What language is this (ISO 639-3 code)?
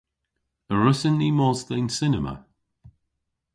cor